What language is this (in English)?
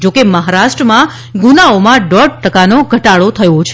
Gujarati